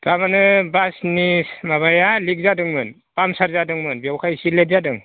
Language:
Bodo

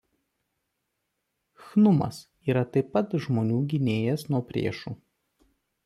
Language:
Lithuanian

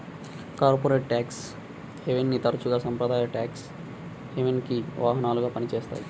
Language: Telugu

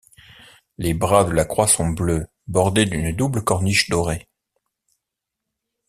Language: French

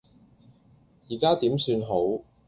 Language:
Cantonese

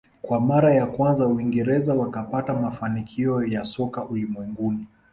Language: Swahili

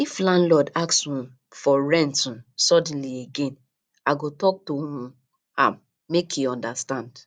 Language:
Nigerian Pidgin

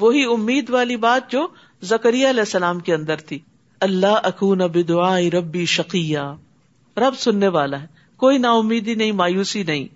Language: Urdu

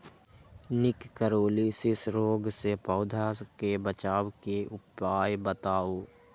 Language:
Magahi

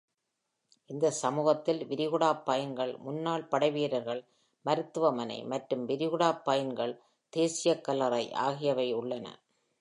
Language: Tamil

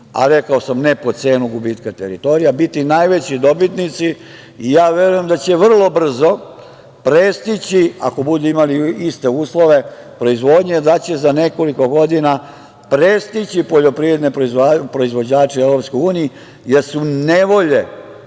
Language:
Serbian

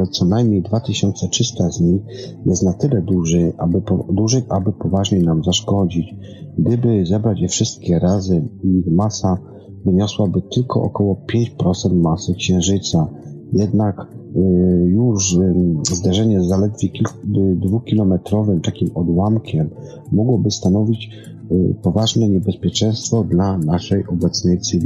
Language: Polish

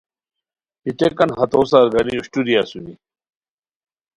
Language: Khowar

